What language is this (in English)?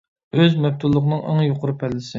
Uyghur